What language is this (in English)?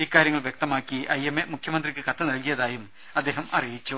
Malayalam